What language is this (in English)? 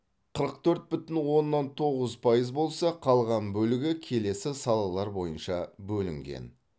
Kazakh